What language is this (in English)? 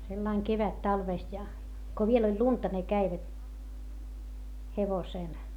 Finnish